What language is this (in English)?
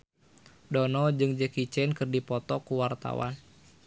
Sundanese